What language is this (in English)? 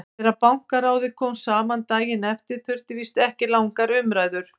Icelandic